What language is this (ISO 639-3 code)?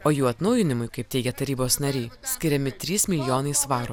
lit